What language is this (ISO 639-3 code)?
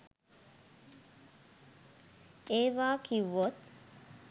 sin